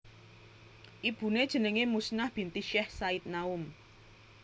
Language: Javanese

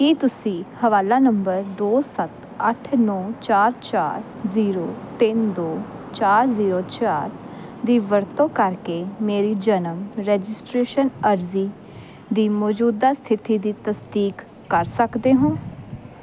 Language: Punjabi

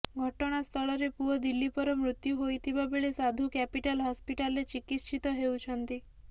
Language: Odia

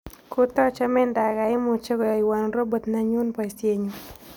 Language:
Kalenjin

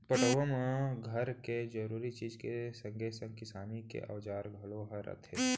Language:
Chhattisgarhi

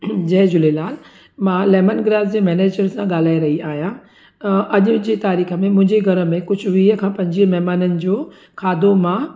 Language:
Sindhi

